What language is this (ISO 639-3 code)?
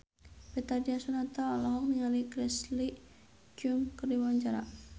sun